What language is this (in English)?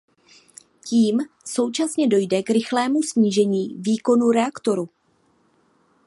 Czech